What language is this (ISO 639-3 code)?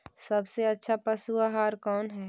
mag